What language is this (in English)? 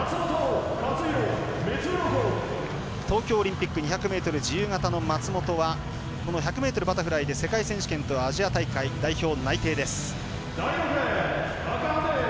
Japanese